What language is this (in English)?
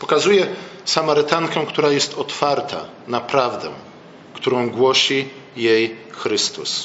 Polish